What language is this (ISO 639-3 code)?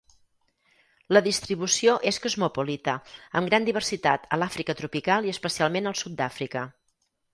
cat